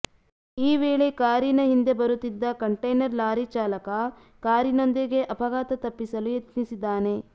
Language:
Kannada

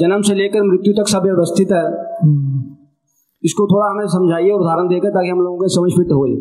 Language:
Hindi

